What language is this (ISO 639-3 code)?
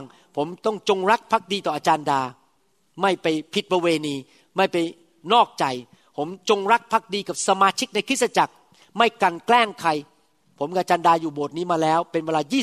tha